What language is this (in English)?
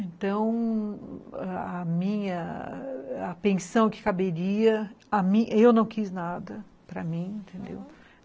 Portuguese